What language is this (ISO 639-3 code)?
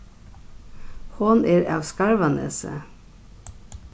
fao